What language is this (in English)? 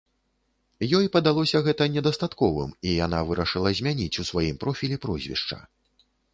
Belarusian